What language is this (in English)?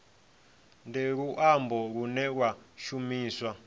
Venda